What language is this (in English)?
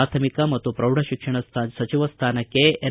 Kannada